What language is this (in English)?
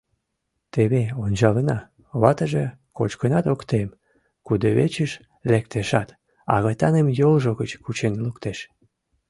Mari